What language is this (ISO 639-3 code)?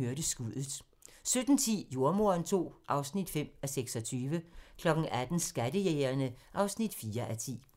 dan